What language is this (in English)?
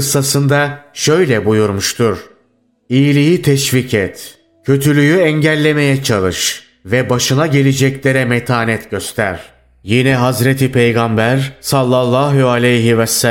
Turkish